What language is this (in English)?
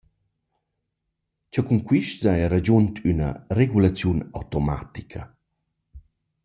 Romansh